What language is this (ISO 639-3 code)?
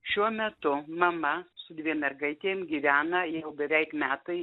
lit